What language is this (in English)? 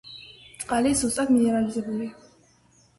Georgian